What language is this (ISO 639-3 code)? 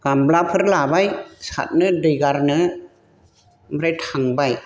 brx